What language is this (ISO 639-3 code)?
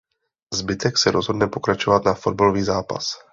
ces